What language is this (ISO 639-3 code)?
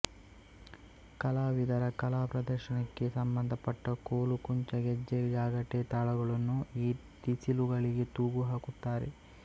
kan